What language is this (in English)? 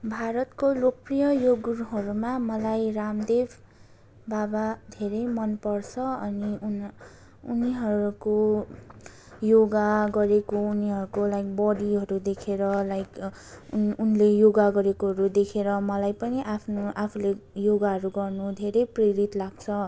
Nepali